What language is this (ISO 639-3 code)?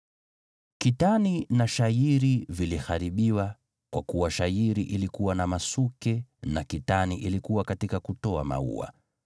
swa